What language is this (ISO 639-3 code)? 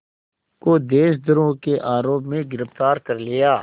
hin